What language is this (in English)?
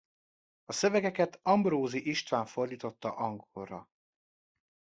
Hungarian